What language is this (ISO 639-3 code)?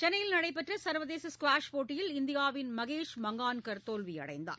tam